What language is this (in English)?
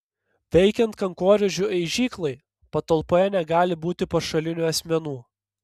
Lithuanian